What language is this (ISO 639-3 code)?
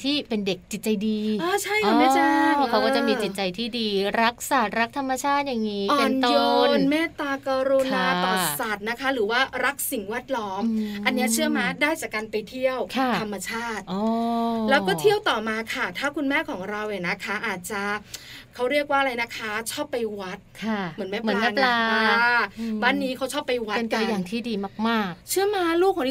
tha